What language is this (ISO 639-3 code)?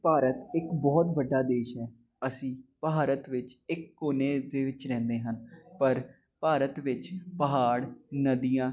pan